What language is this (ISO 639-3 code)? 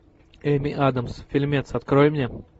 rus